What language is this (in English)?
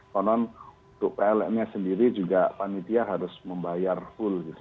Indonesian